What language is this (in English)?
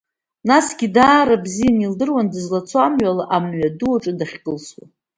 Abkhazian